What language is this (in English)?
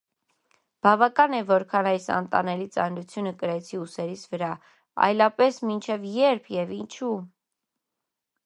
Armenian